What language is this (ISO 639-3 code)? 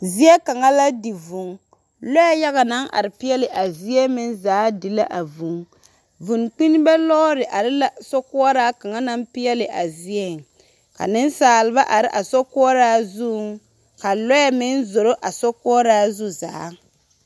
dga